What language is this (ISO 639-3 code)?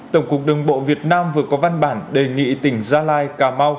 vie